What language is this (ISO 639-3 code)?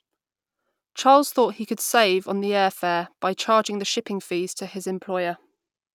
eng